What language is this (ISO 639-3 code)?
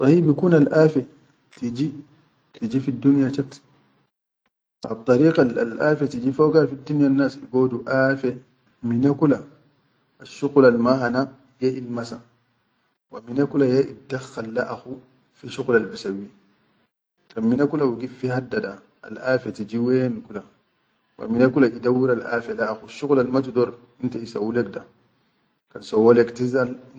shu